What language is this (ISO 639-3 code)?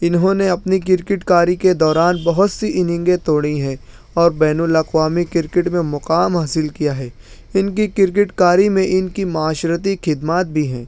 urd